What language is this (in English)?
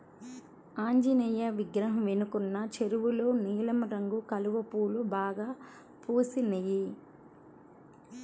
Telugu